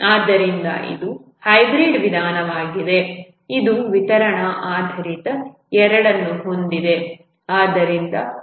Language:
Kannada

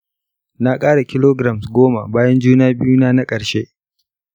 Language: Hausa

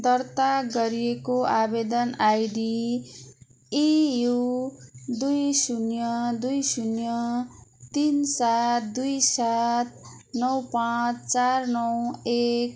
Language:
Nepali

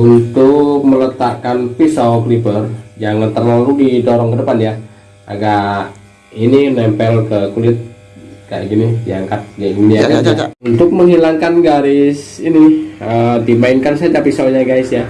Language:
Indonesian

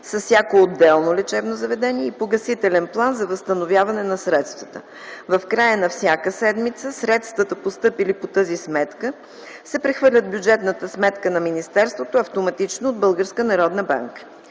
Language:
Bulgarian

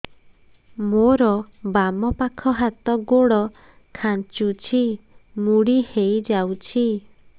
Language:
Odia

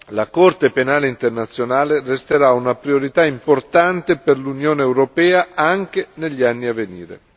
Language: Italian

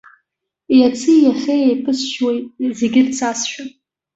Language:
Abkhazian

